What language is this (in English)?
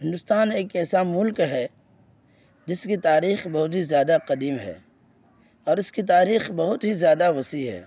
Urdu